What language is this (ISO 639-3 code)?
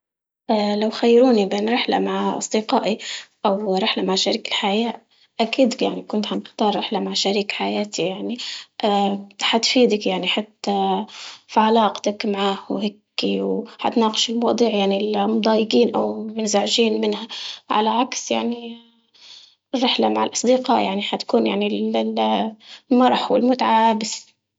ayl